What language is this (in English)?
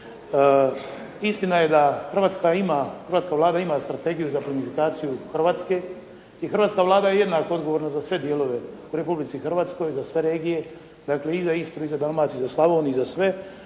Croatian